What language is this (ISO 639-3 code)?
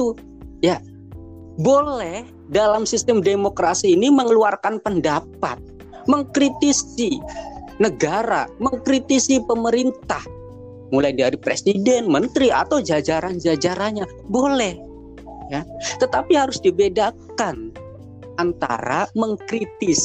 ind